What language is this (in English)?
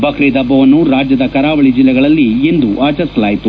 Kannada